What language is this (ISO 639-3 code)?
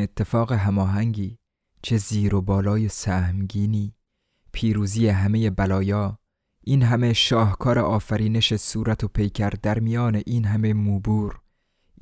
fas